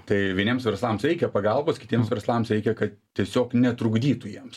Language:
Lithuanian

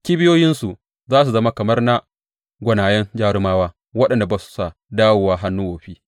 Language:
Hausa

